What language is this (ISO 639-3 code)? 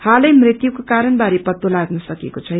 nep